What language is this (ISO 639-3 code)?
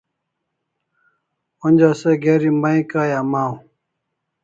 kls